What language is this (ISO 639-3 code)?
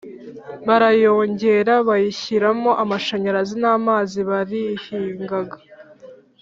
kin